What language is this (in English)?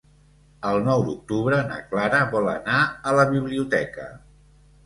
Catalan